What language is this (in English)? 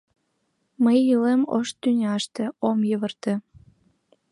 Mari